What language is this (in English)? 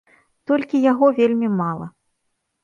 Belarusian